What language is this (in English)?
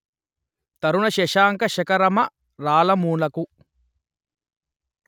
Telugu